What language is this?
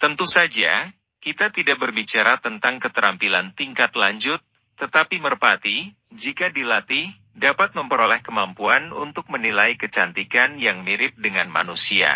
Indonesian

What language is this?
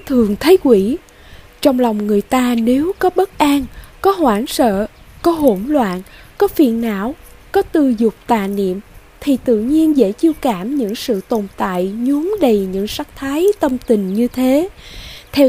Vietnamese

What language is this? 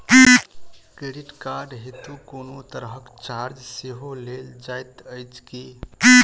Maithili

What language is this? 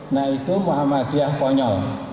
Indonesian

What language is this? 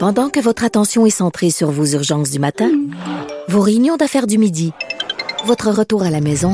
French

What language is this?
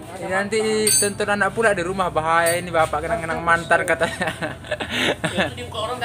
Indonesian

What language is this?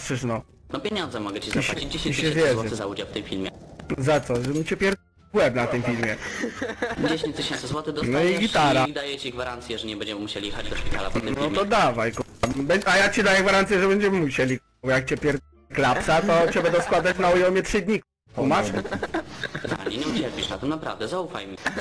Polish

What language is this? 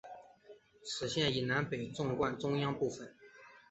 Chinese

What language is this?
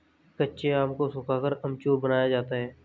Hindi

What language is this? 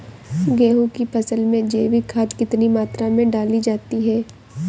Hindi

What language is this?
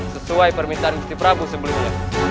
Indonesian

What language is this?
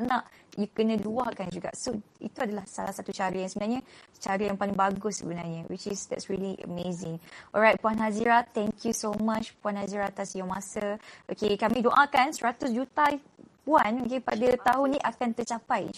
Malay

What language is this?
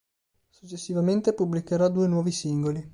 Italian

